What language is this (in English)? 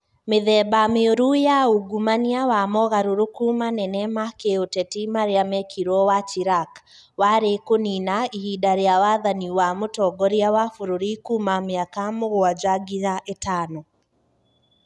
Kikuyu